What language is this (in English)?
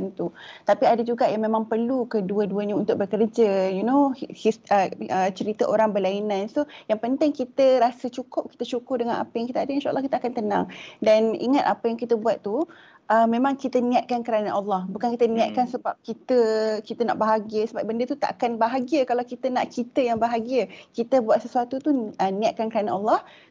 Malay